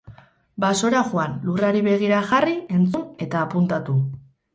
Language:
Basque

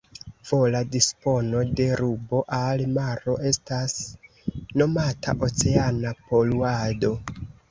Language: Esperanto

